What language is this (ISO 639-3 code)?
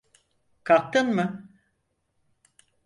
tur